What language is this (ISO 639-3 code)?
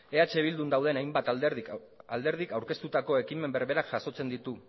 eus